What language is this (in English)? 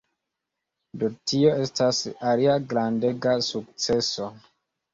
Esperanto